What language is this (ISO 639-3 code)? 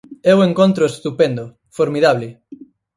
glg